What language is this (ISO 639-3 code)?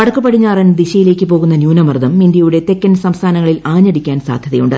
mal